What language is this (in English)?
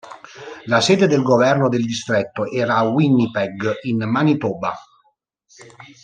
Italian